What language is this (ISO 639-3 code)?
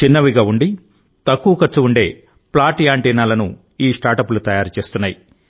tel